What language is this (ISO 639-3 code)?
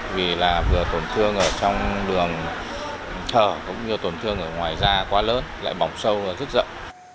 vie